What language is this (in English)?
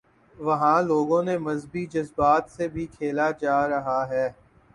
Urdu